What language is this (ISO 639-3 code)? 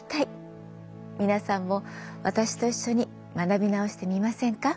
jpn